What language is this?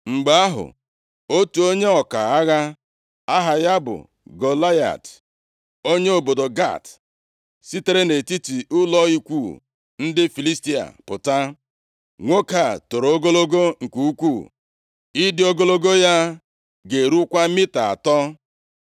Igbo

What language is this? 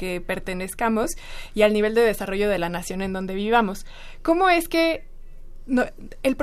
Spanish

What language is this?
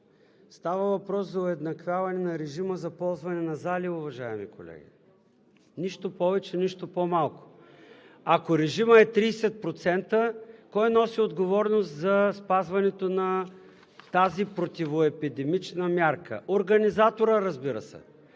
Bulgarian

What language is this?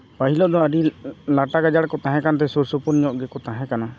Santali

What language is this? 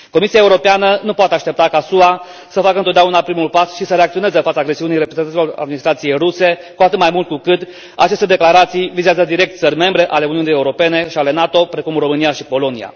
Romanian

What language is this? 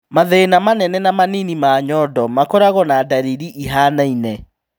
Kikuyu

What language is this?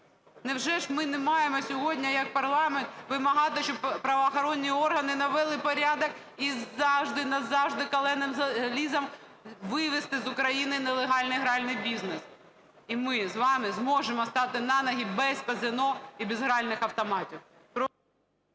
Ukrainian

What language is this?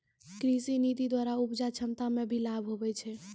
Maithili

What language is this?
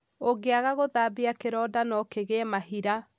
Kikuyu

